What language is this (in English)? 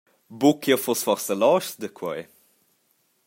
Romansh